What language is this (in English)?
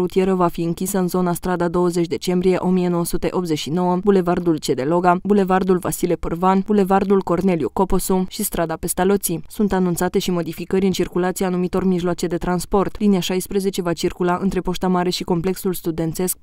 Romanian